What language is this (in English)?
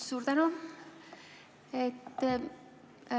Estonian